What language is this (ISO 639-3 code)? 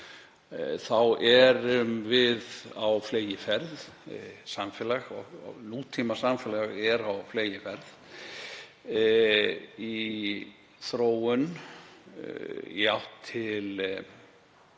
isl